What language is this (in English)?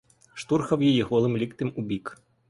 Ukrainian